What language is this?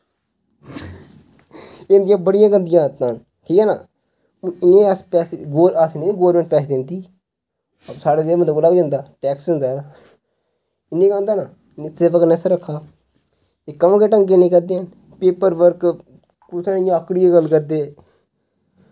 Dogri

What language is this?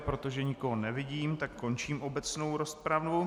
Czech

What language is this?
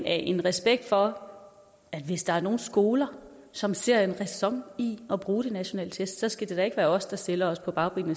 Danish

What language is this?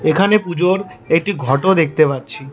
Bangla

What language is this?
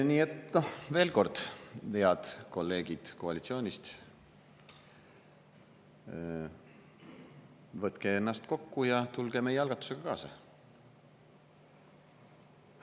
Estonian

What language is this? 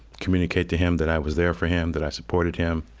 English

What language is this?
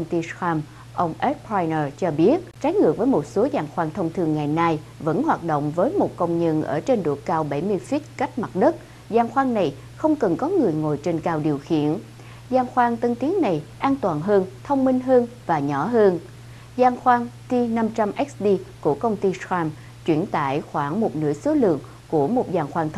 Vietnamese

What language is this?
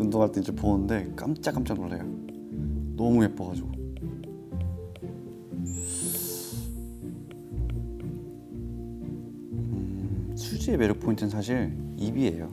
Korean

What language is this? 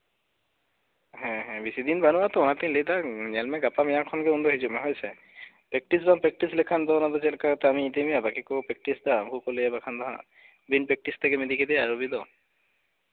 Santali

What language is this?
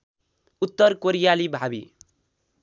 Nepali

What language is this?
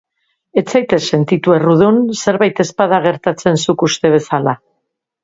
Basque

